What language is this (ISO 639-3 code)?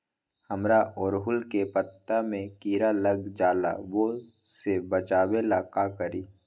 mag